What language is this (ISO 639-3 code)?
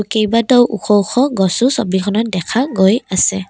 asm